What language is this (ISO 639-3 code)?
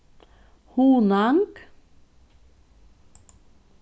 fao